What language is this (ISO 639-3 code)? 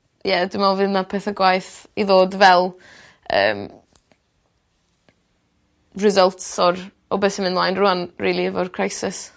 cym